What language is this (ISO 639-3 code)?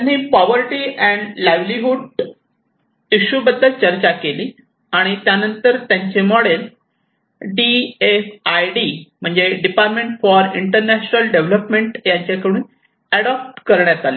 mar